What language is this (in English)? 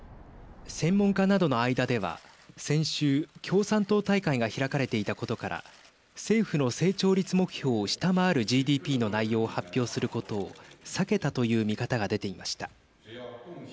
Japanese